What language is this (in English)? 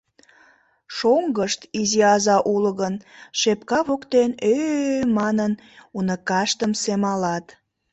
Mari